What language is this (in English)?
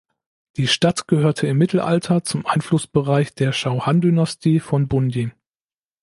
German